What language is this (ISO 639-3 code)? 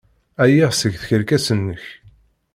kab